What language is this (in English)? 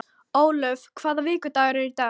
Icelandic